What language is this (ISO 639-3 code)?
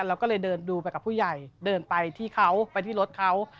tha